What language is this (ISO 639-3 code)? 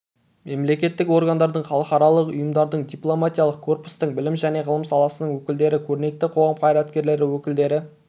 kaz